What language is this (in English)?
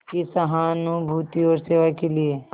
Hindi